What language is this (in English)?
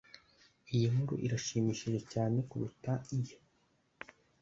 Kinyarwanda